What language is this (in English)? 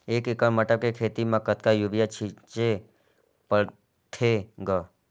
Chhattisgarhi